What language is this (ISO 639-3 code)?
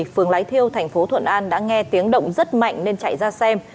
vie